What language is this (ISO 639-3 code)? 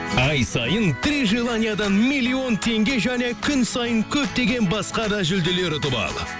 kaz